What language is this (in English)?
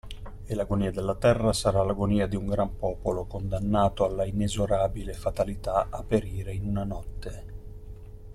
Italian